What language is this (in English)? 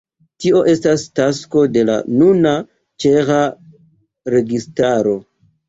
Esperanto